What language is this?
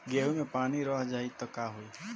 Bhojpuri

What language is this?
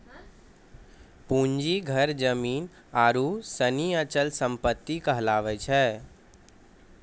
Maithili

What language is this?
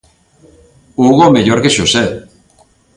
Galician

